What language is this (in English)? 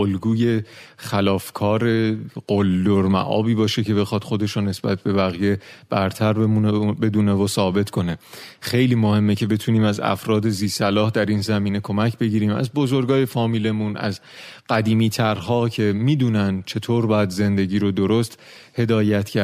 Persian